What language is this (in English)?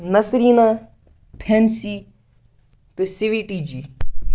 Kashmiri